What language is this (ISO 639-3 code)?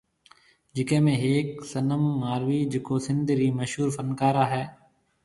mve